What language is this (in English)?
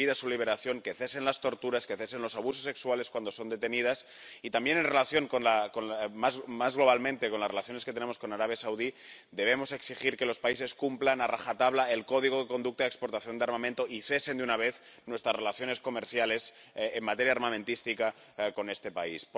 Spanish